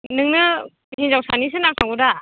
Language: Bodo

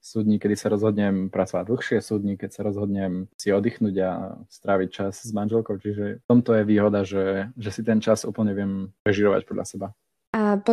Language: Slovak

